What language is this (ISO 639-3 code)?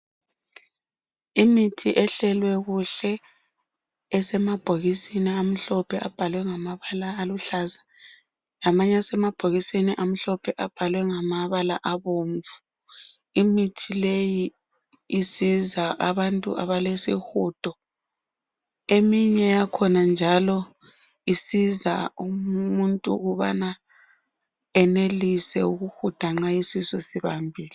nde